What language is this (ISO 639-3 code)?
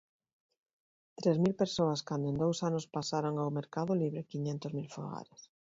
glg